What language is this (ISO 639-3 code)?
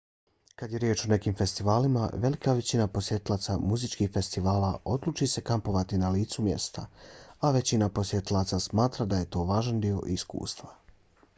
bos